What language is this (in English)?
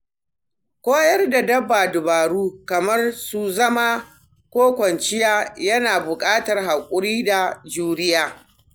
Hausa